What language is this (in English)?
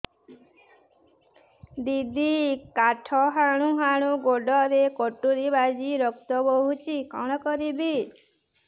Odia